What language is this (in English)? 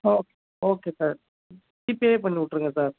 Tamil